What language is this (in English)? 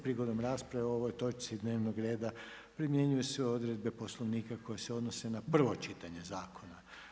Croatian